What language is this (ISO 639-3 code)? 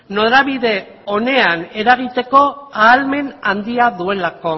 eus